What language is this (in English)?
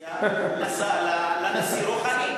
Hebrew